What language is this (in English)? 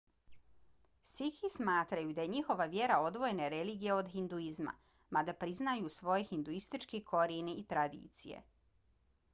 Bosnian